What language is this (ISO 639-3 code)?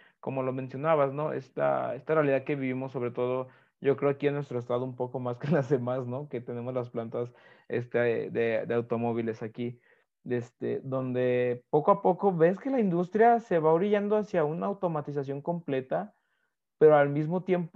spa